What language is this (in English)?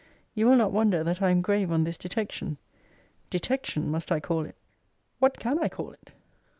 English